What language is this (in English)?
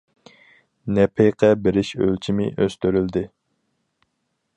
Uyghur